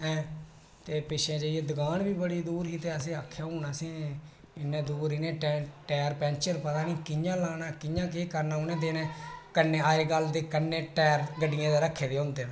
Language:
Dogri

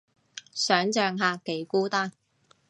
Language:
Cantonese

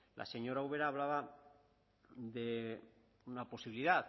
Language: Spanish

